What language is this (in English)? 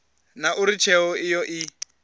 Venda